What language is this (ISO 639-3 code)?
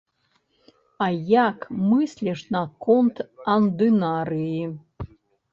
bel